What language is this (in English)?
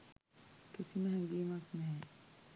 Sinhala